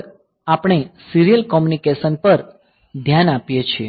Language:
Gujarati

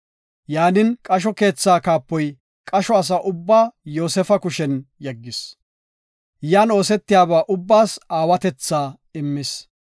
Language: Gofa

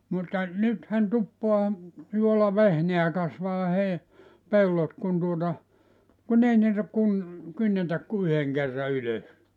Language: Finnish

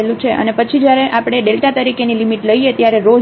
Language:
Gujarati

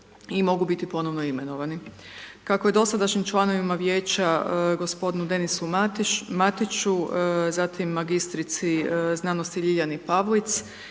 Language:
Croatian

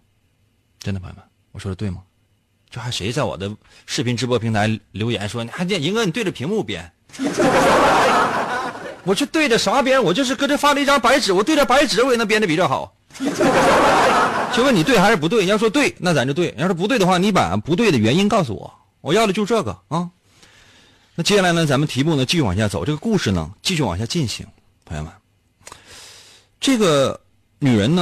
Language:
Chinese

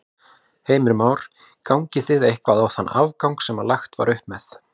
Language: Icelandic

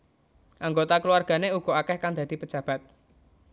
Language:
Javanese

